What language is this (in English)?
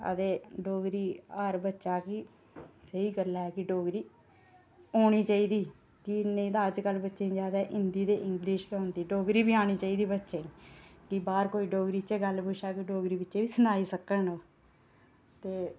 Dogri